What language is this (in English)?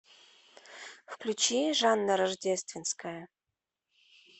Russian